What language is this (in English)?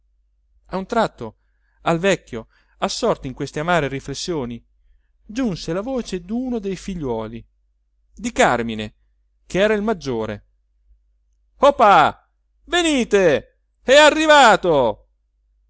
Italian